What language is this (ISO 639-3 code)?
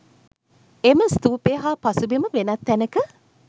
sin